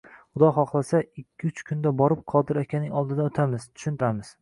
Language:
Uzbek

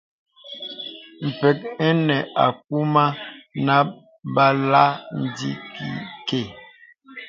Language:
Bebele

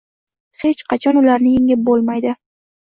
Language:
Uzbek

